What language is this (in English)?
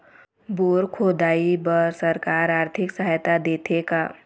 Chhattisgarhi